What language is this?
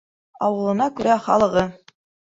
Bashkir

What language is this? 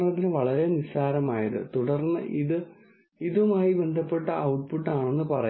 Malayalam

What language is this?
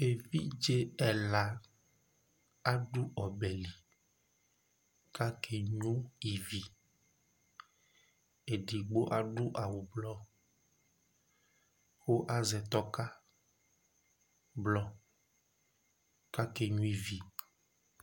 Ikposo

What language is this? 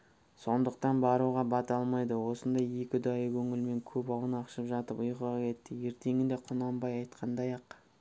Kazakh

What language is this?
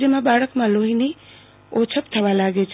Gujarati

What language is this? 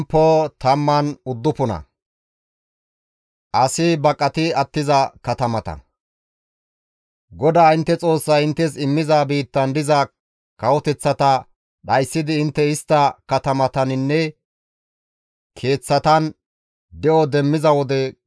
Gamo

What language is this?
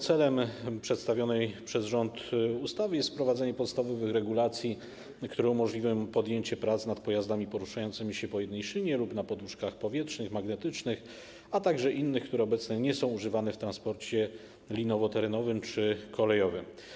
Polish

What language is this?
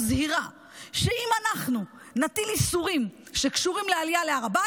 Hebrew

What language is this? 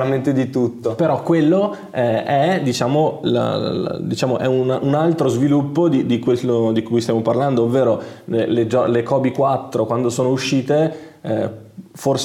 Italian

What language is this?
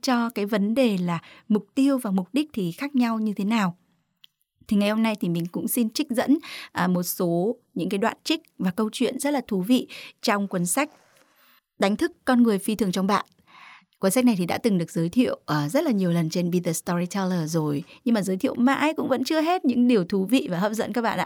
Vietnamese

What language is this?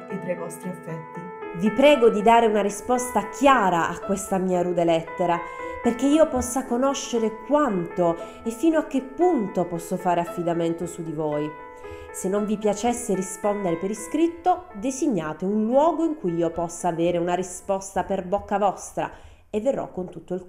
Italian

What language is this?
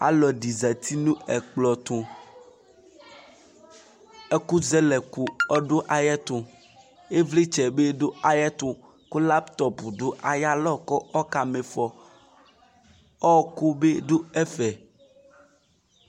Ikposo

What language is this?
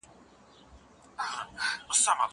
Pashto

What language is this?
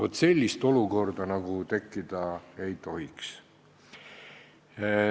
Estonian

